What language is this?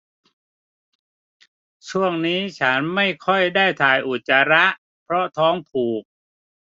Thai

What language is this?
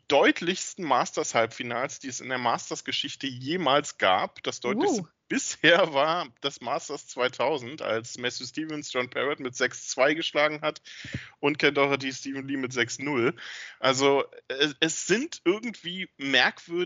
German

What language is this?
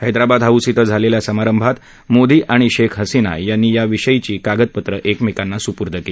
Marathi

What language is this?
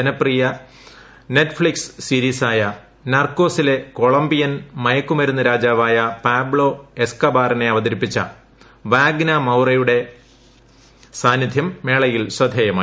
Malayalam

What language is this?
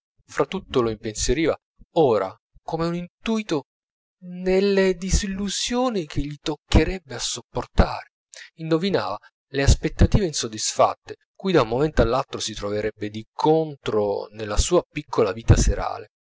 Italian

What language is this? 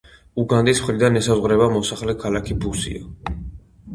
Georgian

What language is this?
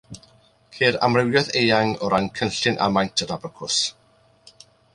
Welsh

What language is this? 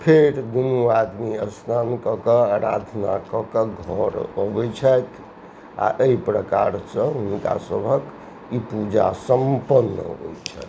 Maithili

